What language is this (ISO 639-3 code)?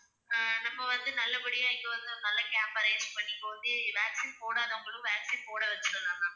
tam